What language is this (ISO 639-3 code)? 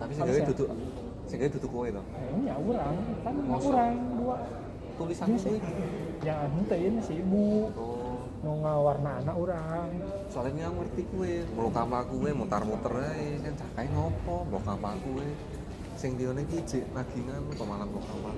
ind